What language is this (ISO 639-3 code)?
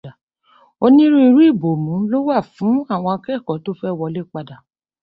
yor